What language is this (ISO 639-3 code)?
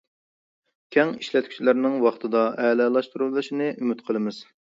uig